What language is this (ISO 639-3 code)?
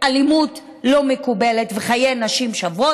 heb